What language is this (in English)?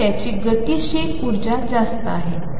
Marathi